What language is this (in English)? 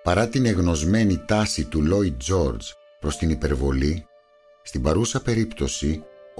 Greek